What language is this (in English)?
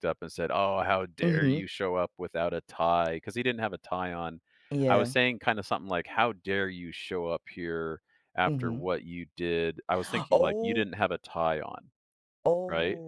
English